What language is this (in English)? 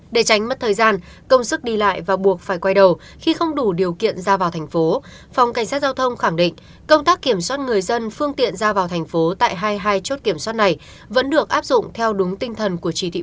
Vietnamese